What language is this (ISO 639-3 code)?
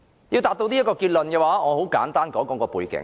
yue